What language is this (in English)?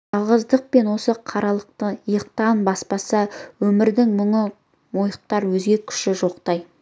Kazakh